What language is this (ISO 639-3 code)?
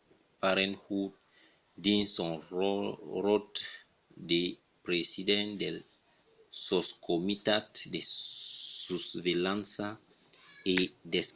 oci